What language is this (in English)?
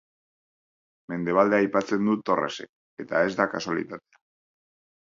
Basque